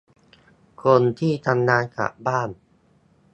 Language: Thai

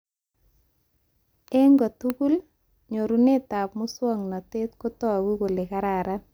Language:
Kalenjin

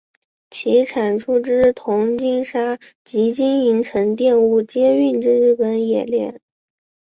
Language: Chinese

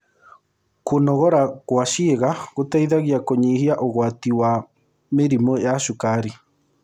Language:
Kikuyu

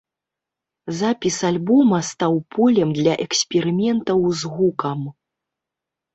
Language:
Belarusian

